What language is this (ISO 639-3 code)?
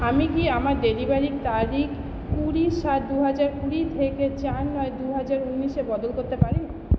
ben